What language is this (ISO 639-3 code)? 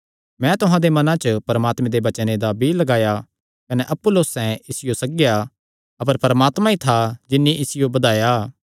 xnr